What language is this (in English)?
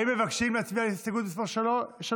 Hebrew